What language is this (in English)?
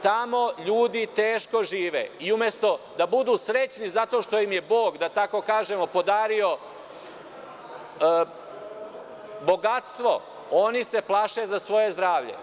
Serbian